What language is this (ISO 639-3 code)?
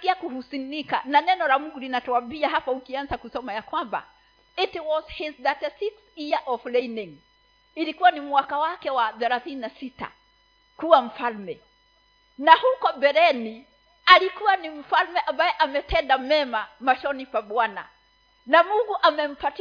swa